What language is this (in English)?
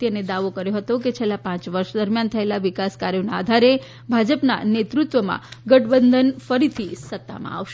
Gujarati